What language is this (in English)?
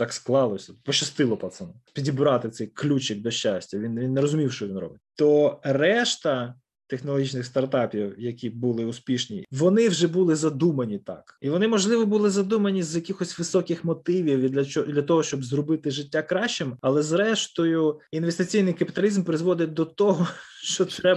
Ukrainian